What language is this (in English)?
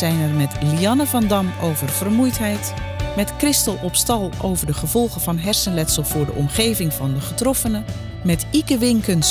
Dutch